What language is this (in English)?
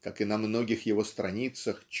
Russian